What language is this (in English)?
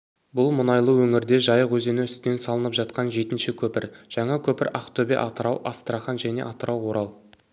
Kazakh